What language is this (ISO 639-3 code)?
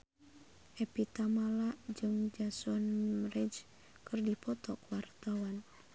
sun